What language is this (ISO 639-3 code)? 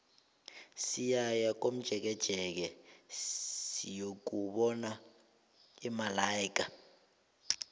nbl